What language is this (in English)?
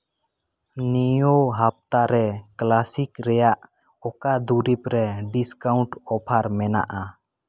Santali